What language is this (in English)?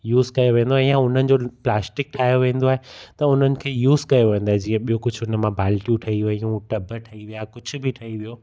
Sindhi